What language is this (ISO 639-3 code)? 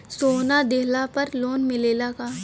bho